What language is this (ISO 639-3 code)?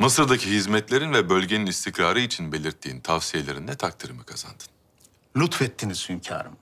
tur